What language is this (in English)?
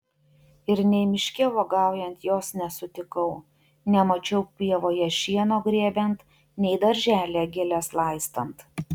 Lithuanian